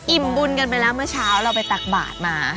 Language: Thai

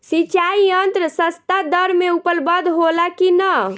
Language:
Bhojpuri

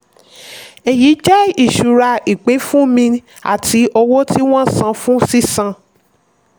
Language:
Yoruba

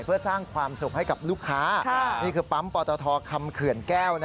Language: Thai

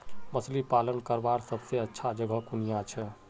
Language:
Magahi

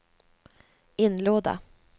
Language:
Swedish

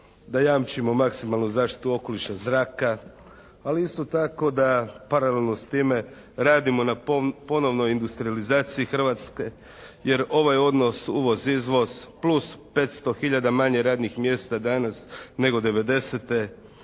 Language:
Croatian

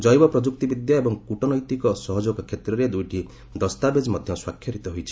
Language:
Odia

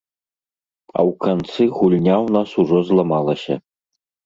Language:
Belarusian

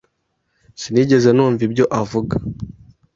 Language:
Kinyarwanda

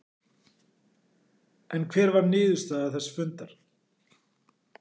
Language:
Icelandic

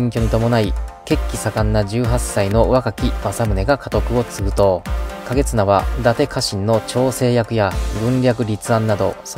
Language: Japanese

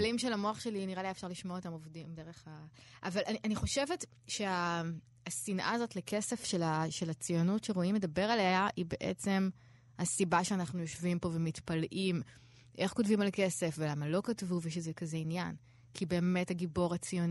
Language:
Hebrew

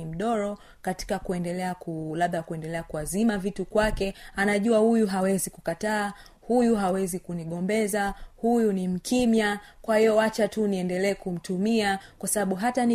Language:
Swahili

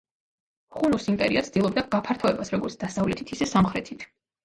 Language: Georgian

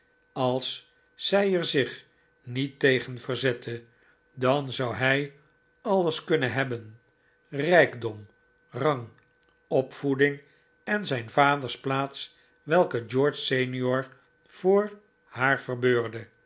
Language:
Dutch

